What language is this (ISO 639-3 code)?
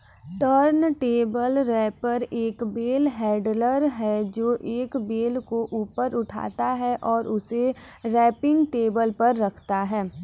hin